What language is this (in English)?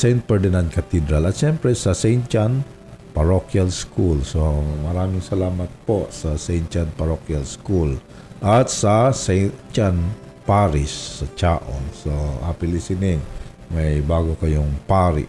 Filipino